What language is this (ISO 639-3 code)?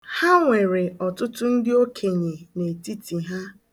ibo